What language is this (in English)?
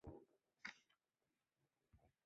Chinese